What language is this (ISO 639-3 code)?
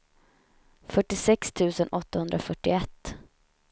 swe